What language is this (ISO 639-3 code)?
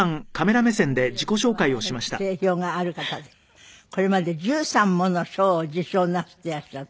jpn